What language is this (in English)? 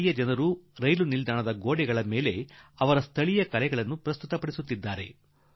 Kannada